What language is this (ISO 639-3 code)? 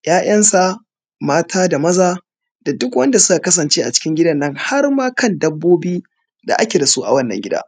hau